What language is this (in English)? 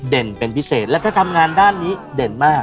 Thai